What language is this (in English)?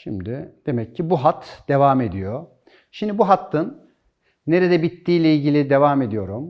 Turkish